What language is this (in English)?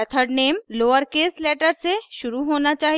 Hindi